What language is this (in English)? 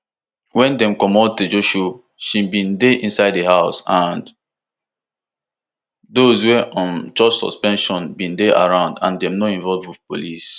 Nigerian Pidgin